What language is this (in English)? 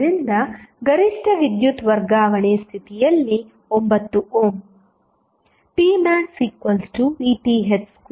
Kannada